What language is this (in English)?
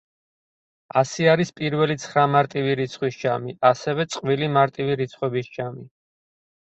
Georgian